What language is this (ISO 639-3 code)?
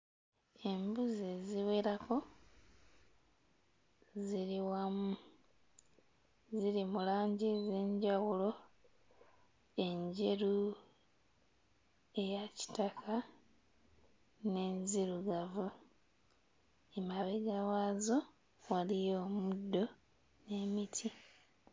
lug